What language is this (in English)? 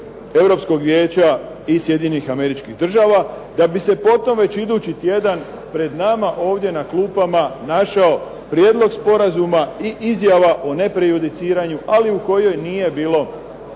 Croatian